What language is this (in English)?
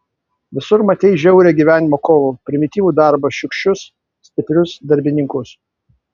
Lithuanian